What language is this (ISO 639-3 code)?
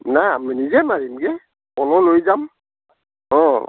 asm